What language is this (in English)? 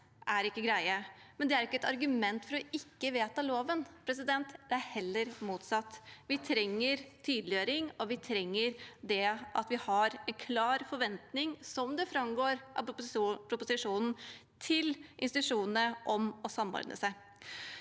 Norwegian